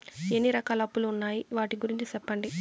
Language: Telugu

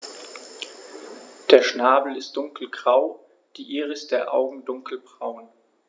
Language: German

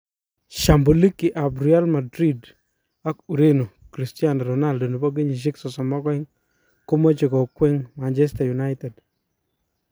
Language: Kalenjin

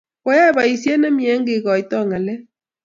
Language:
Kalenjin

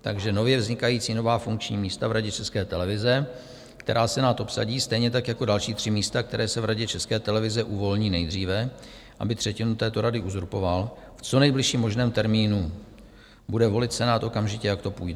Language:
Czech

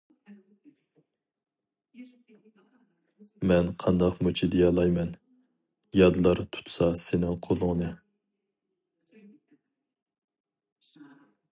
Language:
Uyghur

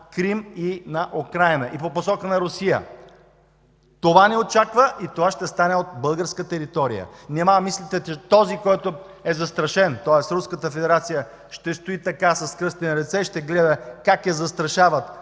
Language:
Bulgarian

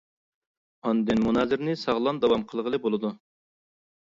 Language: Uyghur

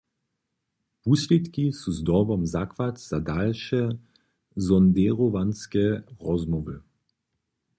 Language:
Upper Sorbian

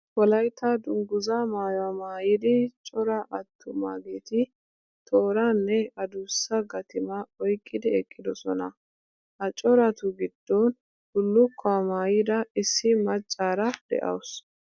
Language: Wolaytta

